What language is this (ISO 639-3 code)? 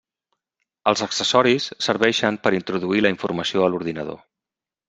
cat